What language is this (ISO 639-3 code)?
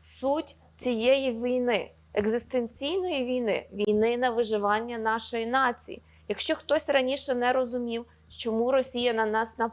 ukr